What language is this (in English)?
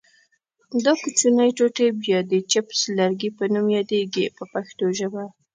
Pashto